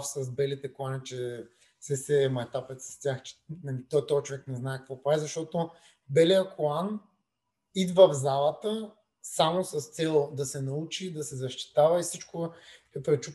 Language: Bulgarian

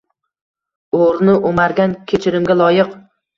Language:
Uzbek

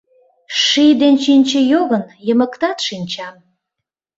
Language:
Mari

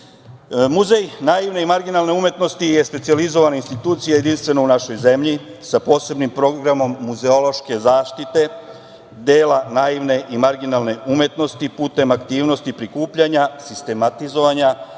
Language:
Serbian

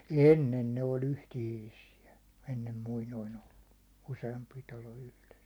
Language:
Finnish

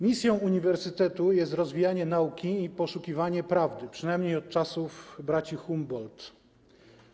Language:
Polish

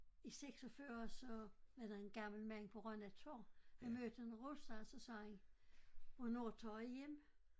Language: Danish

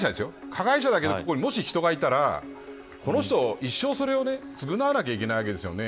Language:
Japanese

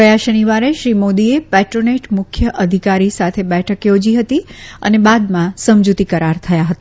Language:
Gujarati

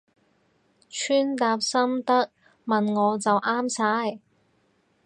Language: Cantonese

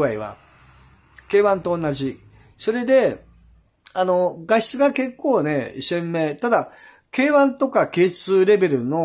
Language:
Japanese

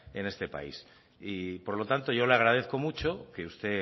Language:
Spanish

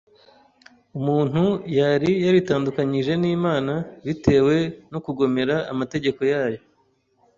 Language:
Kinyarwanda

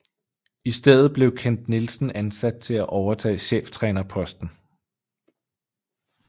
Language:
Danish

